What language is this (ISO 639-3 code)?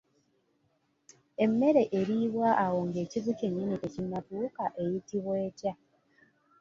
lug